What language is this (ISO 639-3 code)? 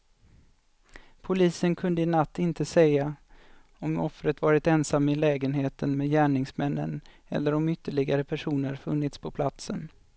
swe